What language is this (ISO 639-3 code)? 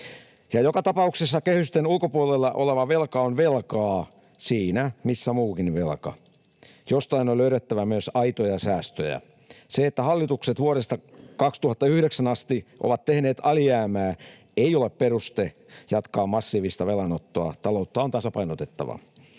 fin